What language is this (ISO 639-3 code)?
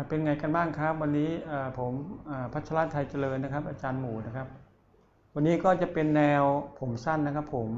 tha